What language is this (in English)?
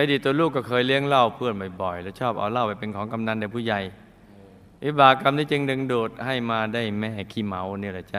Thai